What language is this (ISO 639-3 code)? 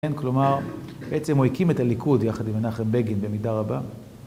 heb